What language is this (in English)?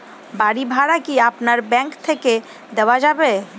Bangla